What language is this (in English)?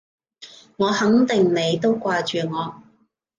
Cantonese